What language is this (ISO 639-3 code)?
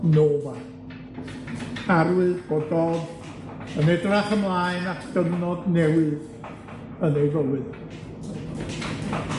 cym